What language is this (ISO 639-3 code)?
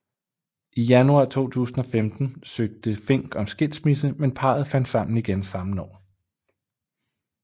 dan